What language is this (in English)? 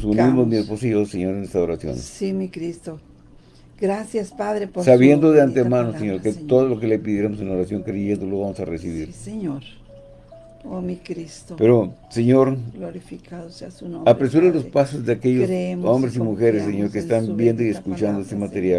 Spanish